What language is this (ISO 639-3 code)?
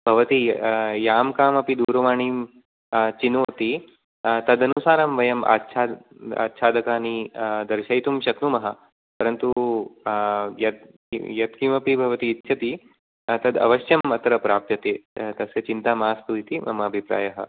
san